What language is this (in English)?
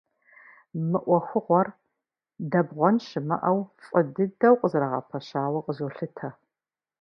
Kabardian